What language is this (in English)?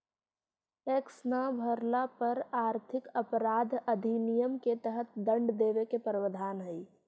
Magahi